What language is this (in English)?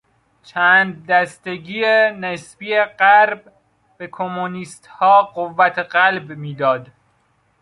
Persian